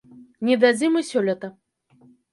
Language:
Belarusian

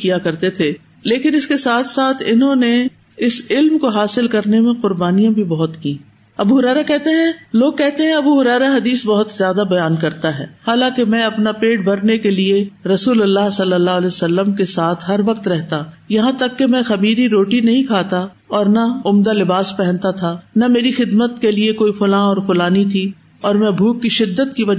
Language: Urdu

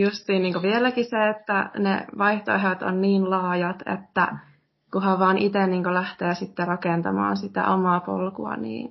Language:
Finnish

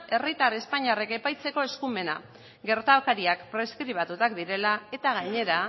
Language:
Basque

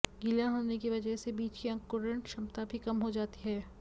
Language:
Hindi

